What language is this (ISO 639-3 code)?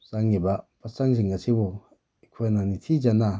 mni